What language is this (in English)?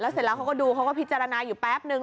Thai